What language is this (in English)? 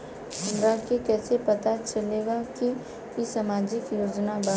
Bhojpuri